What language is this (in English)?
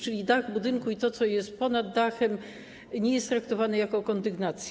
Polish